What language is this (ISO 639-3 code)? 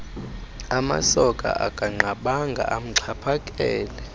xho